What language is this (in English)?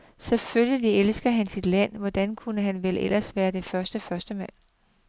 Danish